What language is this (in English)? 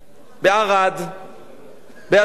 Hebrew